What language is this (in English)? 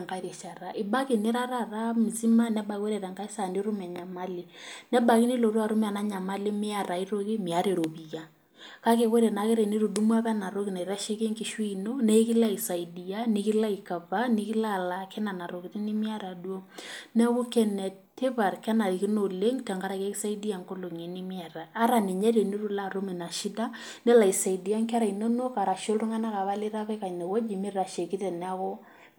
Masai